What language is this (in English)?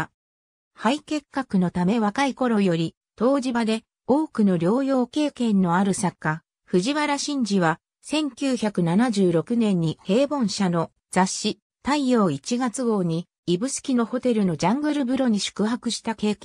Japanese